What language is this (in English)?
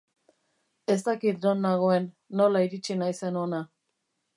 Basque